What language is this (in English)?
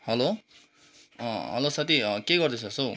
Nepali